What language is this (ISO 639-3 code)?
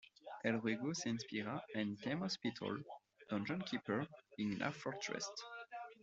spa